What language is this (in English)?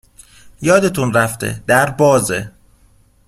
Persian